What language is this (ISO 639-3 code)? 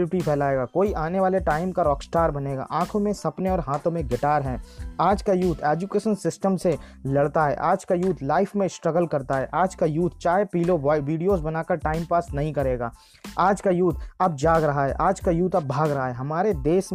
hin